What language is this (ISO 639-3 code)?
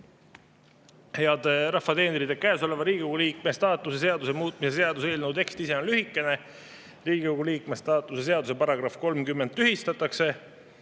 est